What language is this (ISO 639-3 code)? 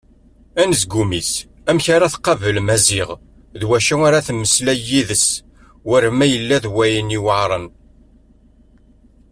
kab